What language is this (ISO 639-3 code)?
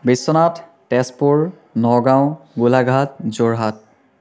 asm